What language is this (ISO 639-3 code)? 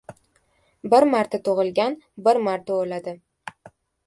uzb